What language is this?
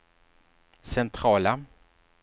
Swedish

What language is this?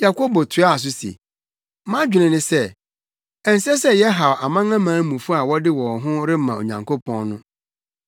Akan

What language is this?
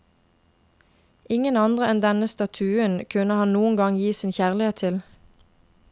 Norwegian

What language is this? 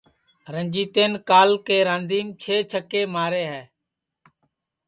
Sansi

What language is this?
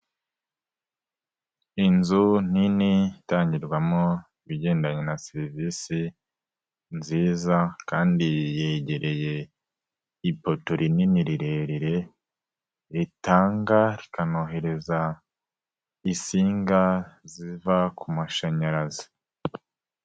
Kinyarwanda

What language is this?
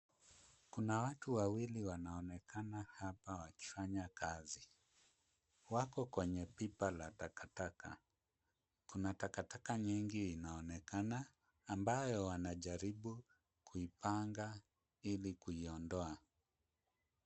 Swahili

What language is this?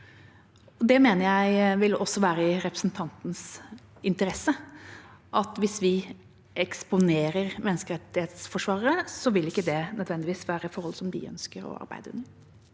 Norwegian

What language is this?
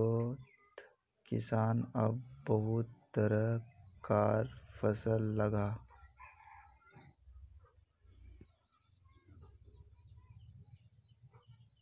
Magahi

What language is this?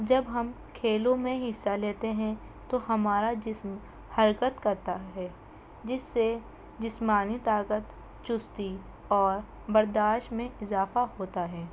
Urdu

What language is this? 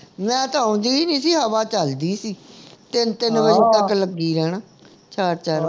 Punjabi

